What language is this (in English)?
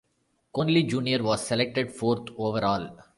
English